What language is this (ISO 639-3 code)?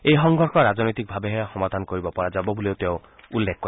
asm